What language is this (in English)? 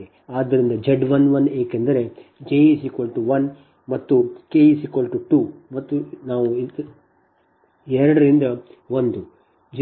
Kannada